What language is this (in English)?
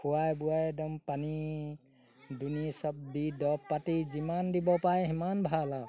Assamese